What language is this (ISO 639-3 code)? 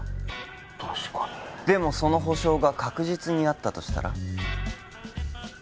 jpn